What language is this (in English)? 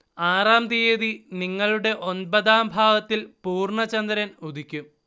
Malayalam